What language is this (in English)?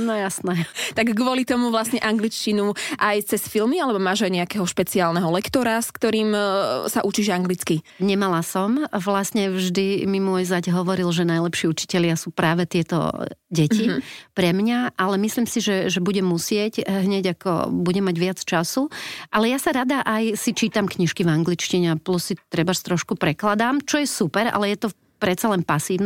Slovak